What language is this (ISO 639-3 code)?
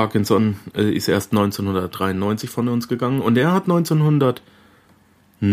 deu